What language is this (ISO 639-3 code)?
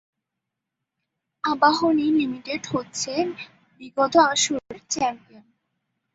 ben